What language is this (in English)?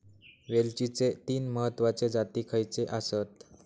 Marathi